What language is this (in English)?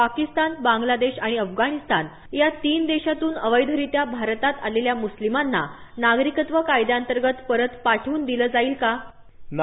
Marathi